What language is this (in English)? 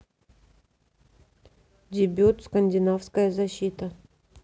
Russian